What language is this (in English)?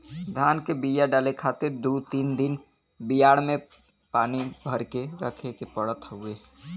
Bhojpuri